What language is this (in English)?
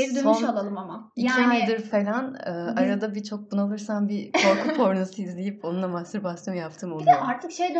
Turkish